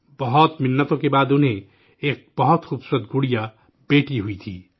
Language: Urdu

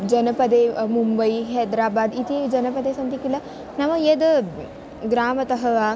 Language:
Sanskrit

